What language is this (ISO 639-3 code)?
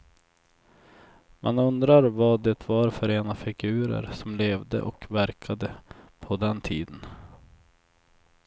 swe